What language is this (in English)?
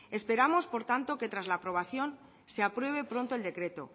Spanish